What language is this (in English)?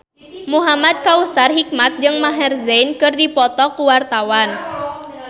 Sundanese